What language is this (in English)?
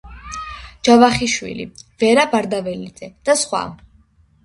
Georgian